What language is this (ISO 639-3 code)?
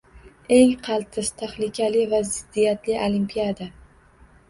uzb